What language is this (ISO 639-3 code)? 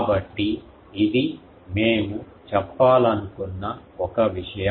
tel